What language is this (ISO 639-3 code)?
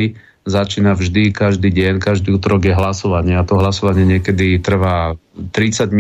slk